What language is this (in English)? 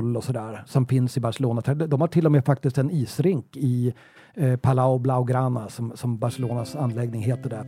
Swedish